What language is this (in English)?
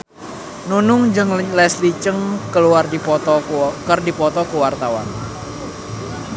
Sundanese